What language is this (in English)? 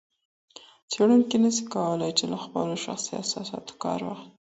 Pashto